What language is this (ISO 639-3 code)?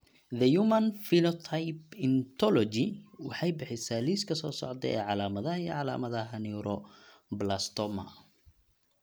som